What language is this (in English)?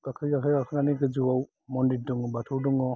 Bodo